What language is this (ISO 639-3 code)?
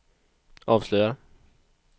swe